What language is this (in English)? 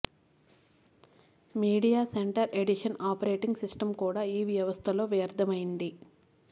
Telugu